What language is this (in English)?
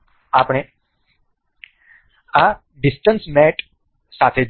Gujarati